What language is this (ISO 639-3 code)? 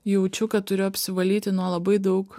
lit